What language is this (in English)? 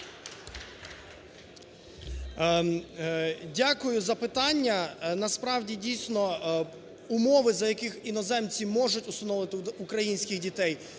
Ukrainian